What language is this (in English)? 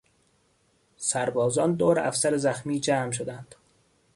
Persian